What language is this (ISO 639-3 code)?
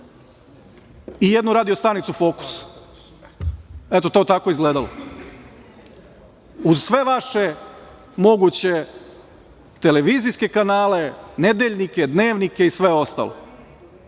srp